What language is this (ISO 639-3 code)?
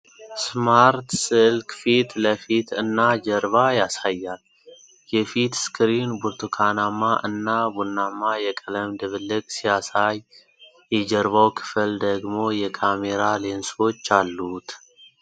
amh